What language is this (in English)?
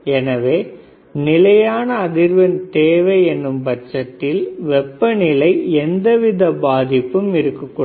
Tamil